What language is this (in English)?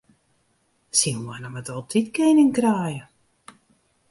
Western Frisian